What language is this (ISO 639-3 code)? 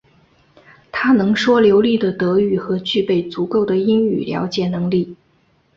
zho